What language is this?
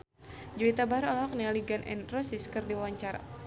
Sundanese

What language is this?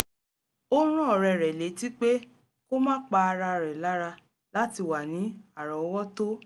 Yoruba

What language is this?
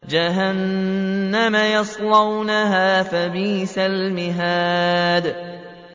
Arabic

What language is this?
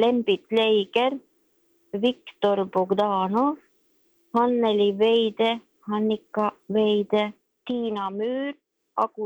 Swedish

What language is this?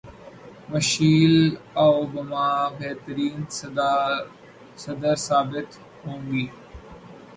Urdu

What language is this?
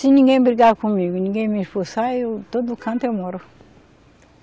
Portuguese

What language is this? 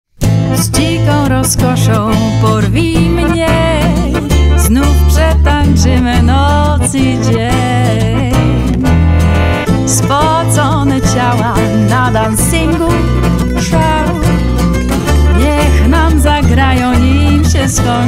Polish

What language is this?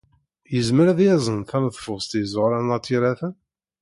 Kabyle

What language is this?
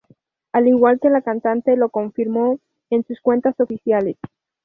Spanish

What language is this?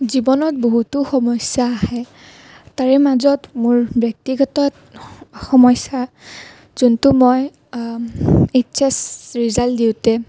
Assamese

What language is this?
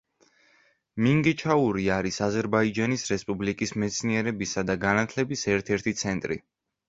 Georgian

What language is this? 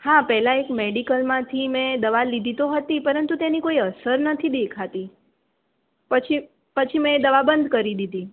Gujarati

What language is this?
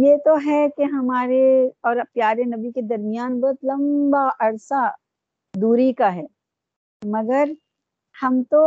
Urdu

